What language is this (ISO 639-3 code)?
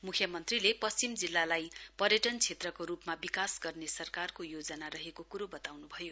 nep